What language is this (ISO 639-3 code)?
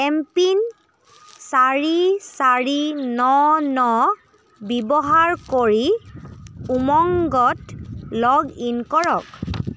asm